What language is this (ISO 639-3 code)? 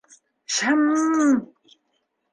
bak